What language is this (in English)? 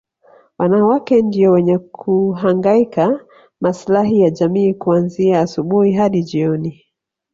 Swahili